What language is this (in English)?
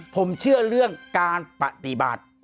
Thai